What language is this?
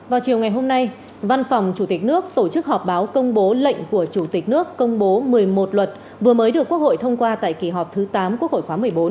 Vietnamese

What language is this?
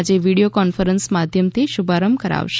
Gujarati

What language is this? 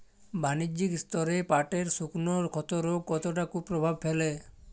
Bangla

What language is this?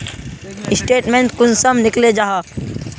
Magahi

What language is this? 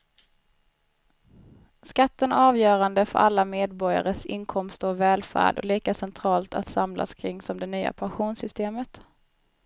Swedish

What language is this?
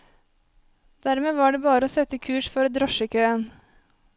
Norwegian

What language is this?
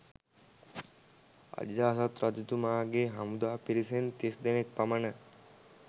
Sinhala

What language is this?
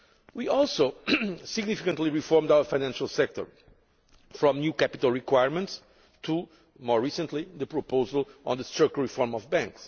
English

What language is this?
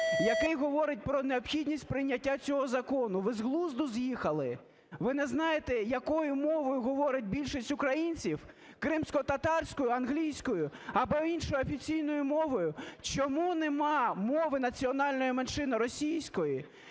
Ukrainian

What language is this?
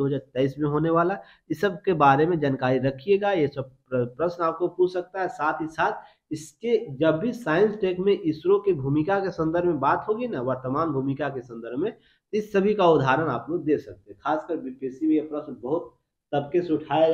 Hindi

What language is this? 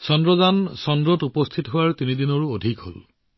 Assamese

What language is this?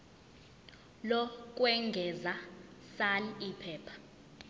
Zulu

